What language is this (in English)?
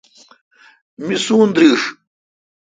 Kalkoti